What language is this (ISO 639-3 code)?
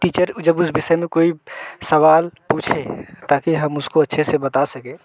hin